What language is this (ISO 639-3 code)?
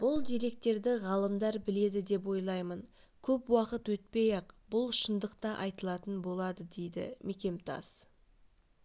kaz